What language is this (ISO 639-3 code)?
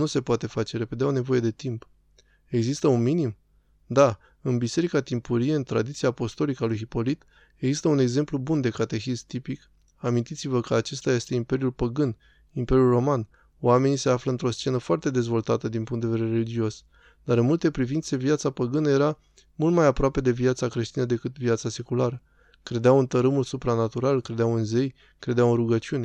ron